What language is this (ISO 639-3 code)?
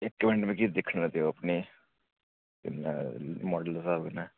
doi